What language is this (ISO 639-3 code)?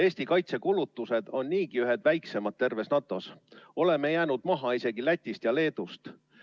est